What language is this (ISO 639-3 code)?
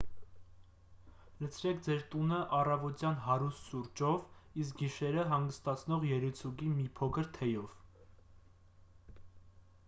hye